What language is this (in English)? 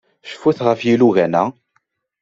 Kabyle